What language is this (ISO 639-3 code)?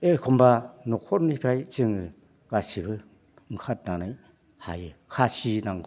brx